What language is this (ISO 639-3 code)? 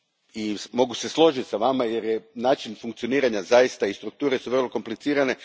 hrv